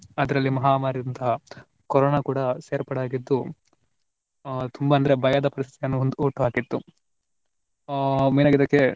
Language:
Kannada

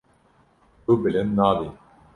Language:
Kurdish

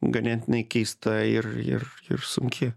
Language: Lithuanian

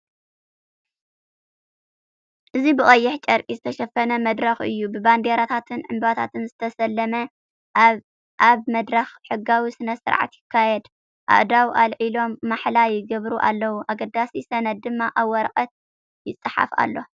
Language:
Tigrinya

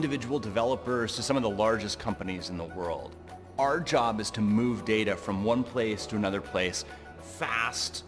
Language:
English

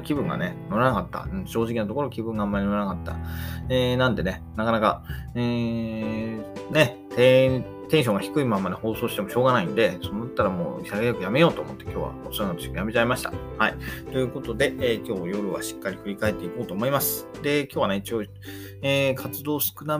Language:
Japanese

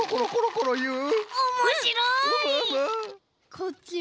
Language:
Japanese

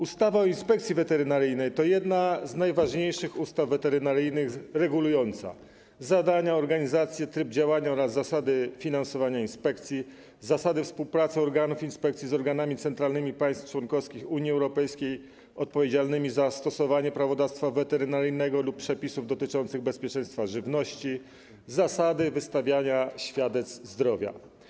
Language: Polish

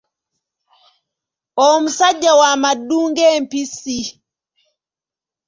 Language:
Ganda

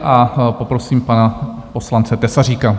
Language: Czech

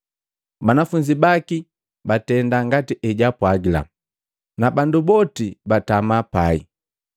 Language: Matengo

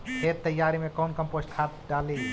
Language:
Magahi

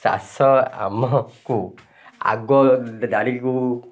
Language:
Odia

